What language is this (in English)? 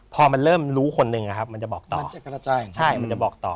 Thai